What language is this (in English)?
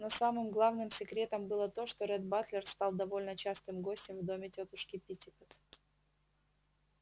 Russian